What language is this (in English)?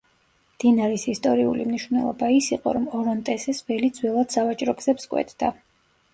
Georgian